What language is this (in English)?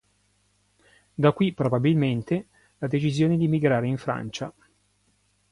Italian